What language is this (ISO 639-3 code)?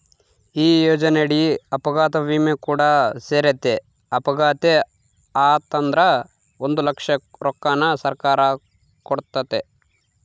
kan